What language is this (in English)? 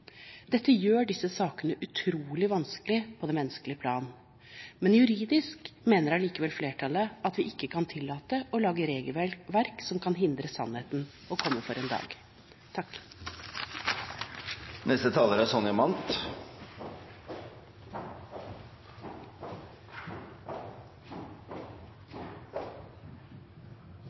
Norwegian Bokmål